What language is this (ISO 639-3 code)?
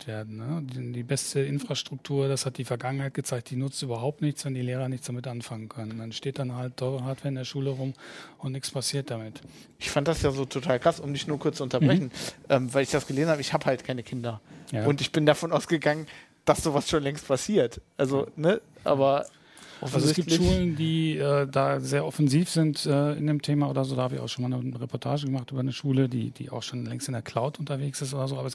deu